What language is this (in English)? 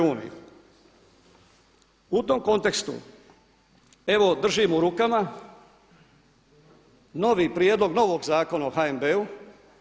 Croatian